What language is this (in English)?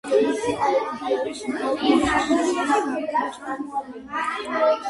Georgian